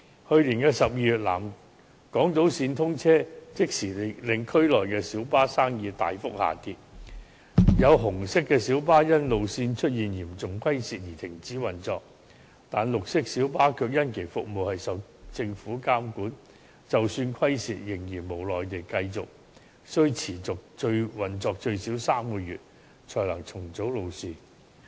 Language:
Cantonese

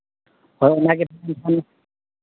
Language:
Santali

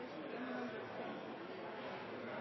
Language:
Norwegian Nynorsk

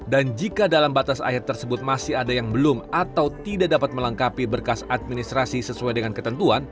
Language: Indonesian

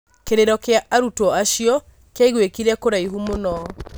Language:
Kikuyu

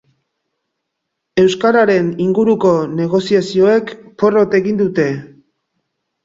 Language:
Basque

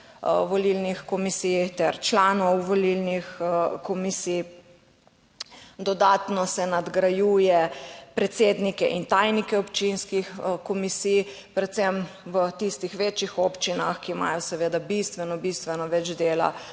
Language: Slovenian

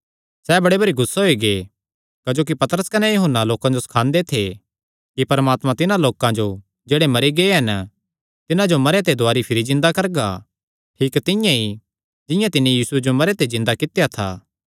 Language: Kangri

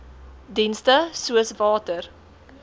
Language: Afrikaans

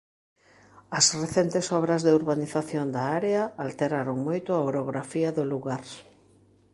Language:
Galician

